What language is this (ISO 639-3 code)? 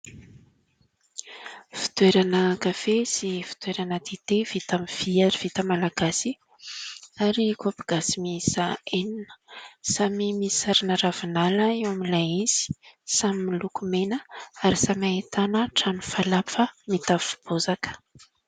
mlg